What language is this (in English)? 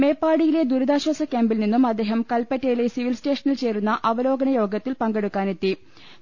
Malayalam